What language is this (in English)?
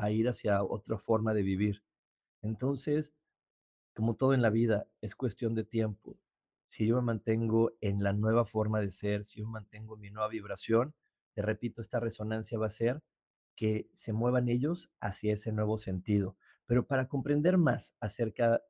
Spanish